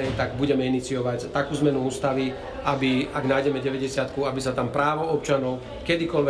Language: Slovak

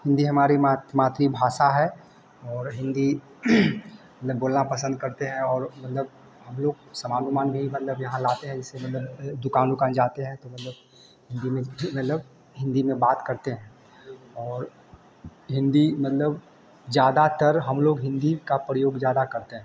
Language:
Hindi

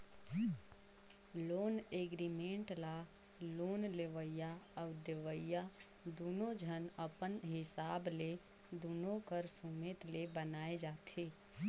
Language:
Chhattisgarhi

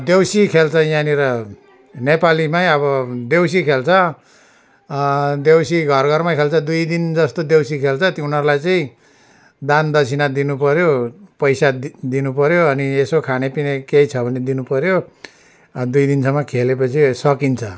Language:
Nepali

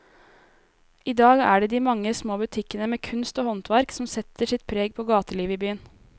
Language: Norwegian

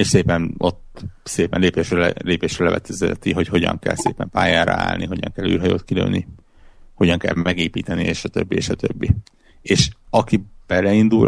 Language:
Hungarian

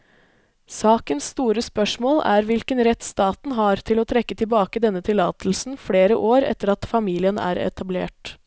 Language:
Norwegian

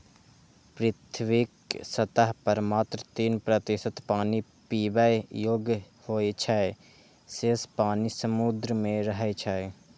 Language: Maithili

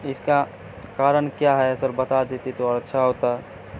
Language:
Urdu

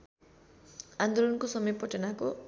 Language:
Nepali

